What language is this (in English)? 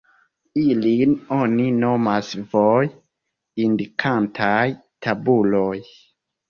Esperanto